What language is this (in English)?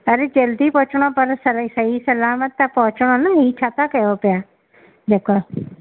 Sindhi